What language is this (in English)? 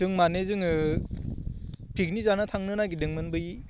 Bodo